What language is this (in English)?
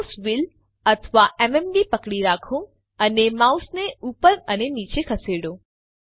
Gujarati